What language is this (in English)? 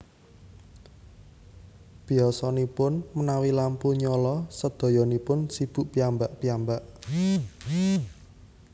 Javanese